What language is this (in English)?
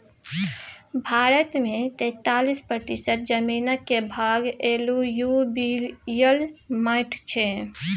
Maithili